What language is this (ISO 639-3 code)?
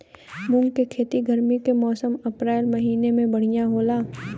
bho